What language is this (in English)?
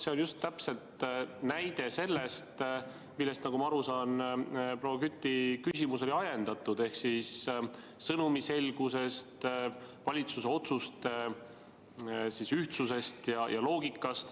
Estonian